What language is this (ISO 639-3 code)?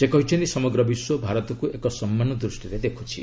ori